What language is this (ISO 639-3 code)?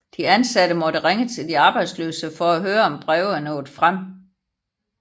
dan